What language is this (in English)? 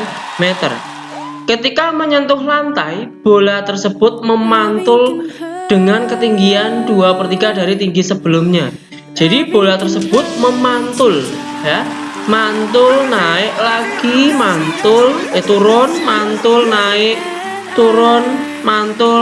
Indonesian